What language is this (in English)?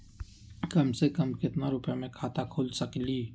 Magahi